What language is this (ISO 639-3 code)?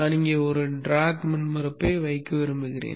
tam